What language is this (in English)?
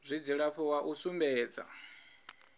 Venda